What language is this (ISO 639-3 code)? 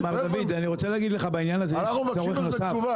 heb